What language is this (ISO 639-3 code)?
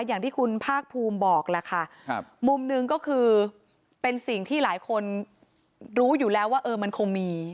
tha